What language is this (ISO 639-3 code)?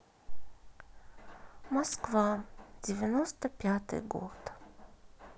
rus